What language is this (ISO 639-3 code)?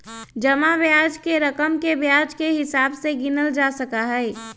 mag